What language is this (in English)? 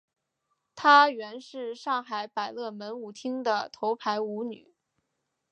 Chinese